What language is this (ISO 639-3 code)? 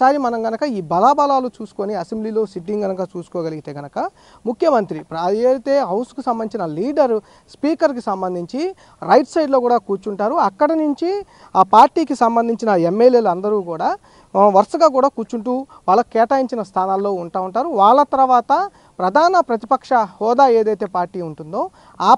tel